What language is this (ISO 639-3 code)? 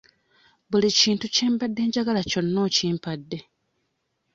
lug